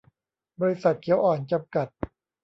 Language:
Thai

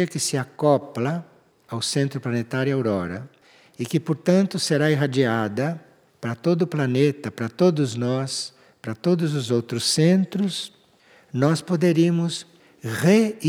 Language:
Portuguese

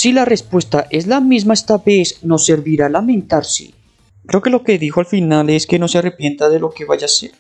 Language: Spanish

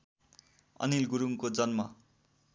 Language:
Nepali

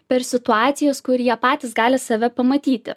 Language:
Lithuanian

